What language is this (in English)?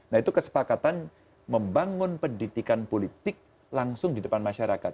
Indonesian